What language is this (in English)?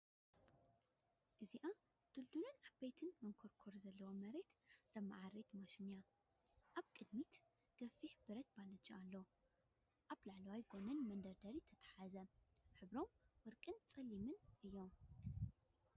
Tigrinya